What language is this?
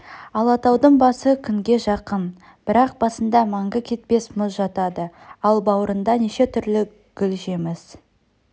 Kazakh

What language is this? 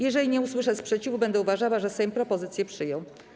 Polish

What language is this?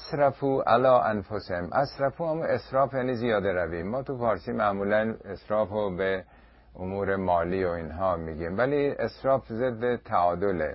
Persian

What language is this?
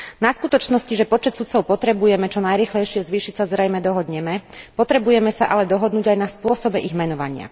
Slovak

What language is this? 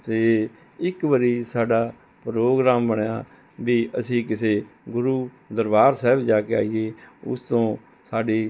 Punjabi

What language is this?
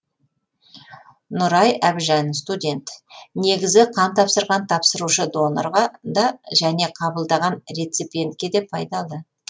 Kazakh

